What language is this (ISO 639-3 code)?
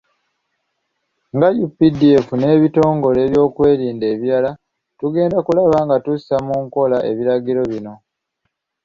lug